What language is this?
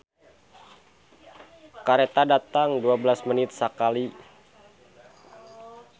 Sundanese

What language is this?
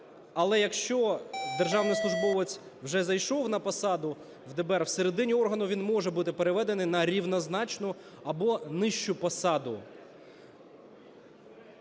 Ukrainian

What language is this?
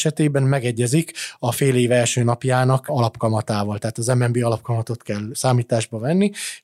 Hungarian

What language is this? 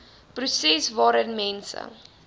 Afrikaans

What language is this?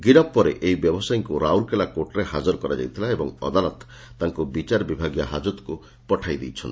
Odia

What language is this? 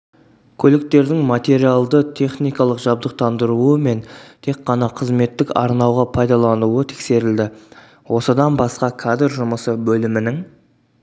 Kazakh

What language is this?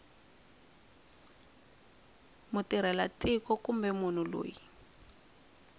Tsonga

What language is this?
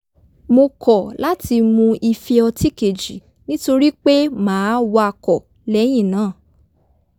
Yoruba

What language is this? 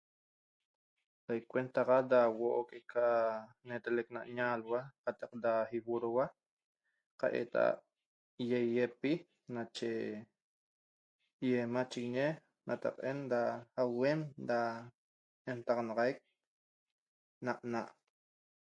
Toba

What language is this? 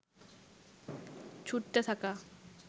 Bangla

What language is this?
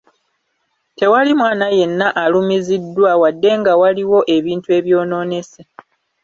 Ganda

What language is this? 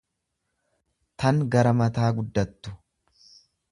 Oromo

